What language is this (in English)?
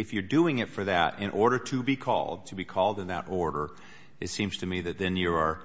English